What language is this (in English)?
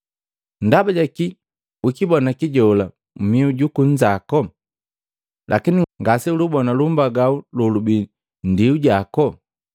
Matengo